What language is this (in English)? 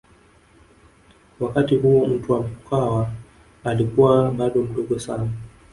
Swahili